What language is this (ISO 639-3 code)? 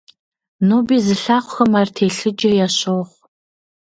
kbd